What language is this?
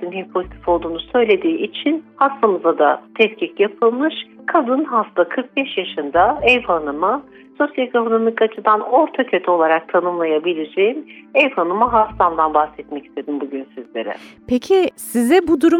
Turkish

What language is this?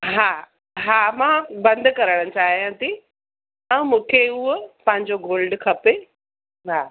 Sindhi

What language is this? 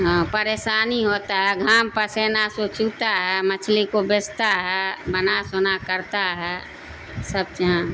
Urdu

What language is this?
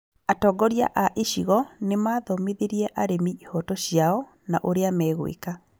Kikuyu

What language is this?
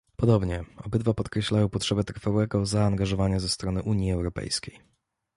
Polish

